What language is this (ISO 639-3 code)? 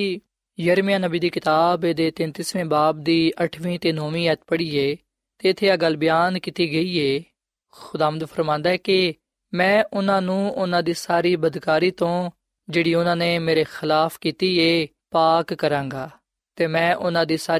pan